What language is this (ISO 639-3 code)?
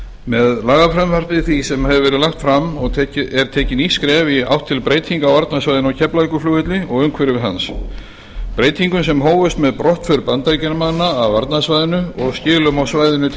isl